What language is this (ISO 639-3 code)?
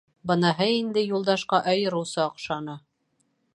bak